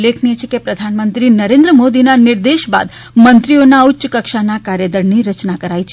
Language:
Gujarati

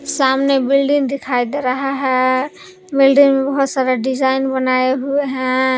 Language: Hindi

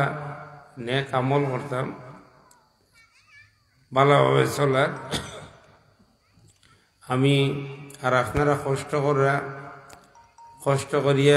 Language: Arabic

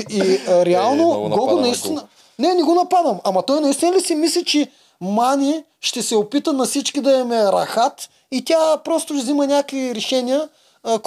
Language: Bulgarian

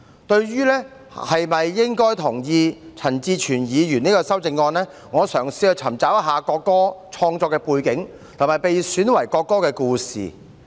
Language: Cantonese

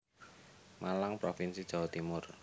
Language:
Javanese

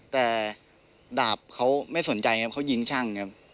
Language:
Thai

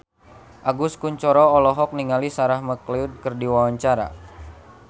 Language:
Sundanese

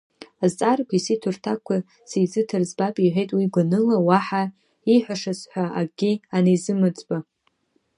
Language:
Abkhazian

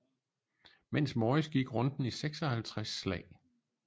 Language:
Danish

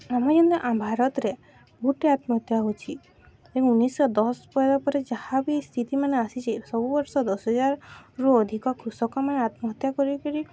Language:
Odia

